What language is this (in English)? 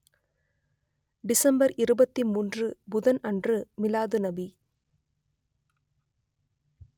Tamil